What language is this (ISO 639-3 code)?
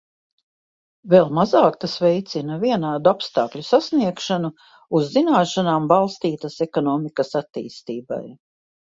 lav